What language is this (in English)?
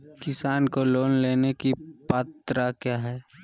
Magahi